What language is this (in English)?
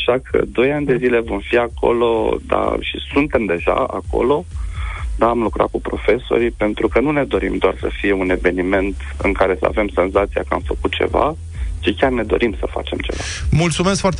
Romanian